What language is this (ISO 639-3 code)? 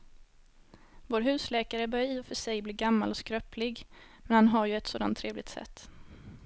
swe